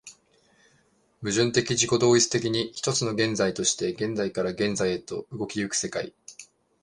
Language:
Japanese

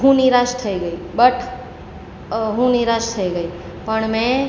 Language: Gujarati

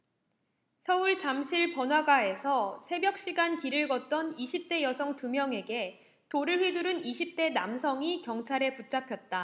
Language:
Korean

